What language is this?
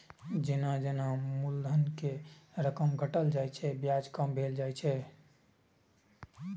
Maithili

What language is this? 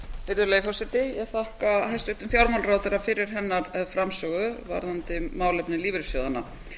Icelandic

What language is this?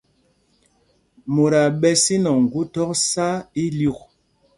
Mpumpong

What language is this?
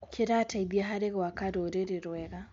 Kikuyu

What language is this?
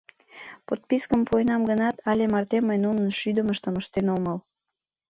Mari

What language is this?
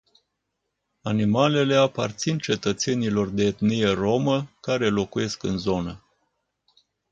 Romanian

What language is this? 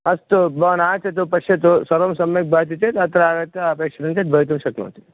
Sanskrit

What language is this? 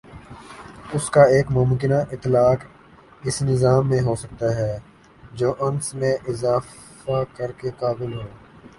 Urdu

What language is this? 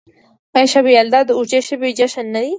Pashto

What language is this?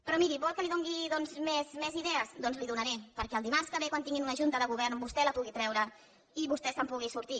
Catalan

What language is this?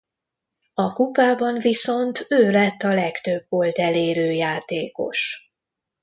Hungarian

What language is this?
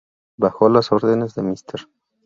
Spanish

